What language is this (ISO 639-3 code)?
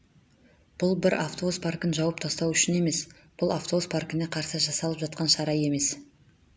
kaz